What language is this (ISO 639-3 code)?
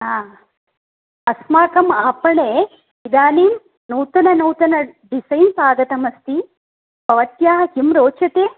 san